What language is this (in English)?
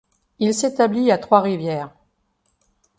French